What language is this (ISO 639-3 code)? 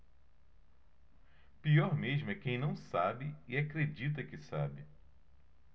por